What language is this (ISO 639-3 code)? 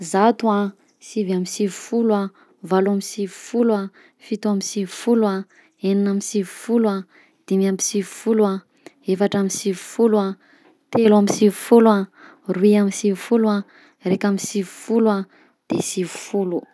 bzc